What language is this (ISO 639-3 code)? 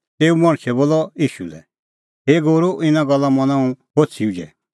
kfx